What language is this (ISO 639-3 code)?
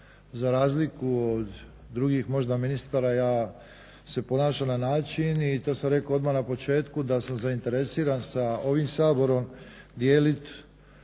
hrv